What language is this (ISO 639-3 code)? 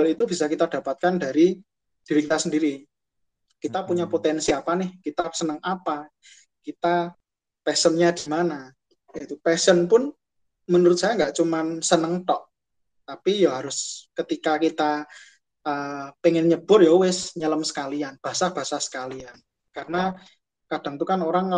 ind